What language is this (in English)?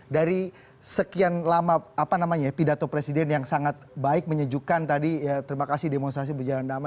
Indonesian